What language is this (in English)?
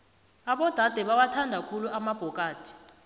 South Ndebele